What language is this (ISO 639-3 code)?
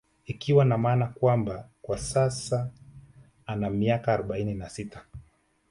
swa